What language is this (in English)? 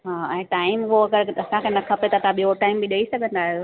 Sindhi